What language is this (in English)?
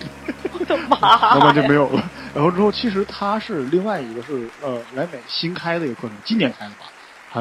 Chinese